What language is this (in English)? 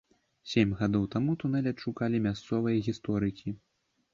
Belarusian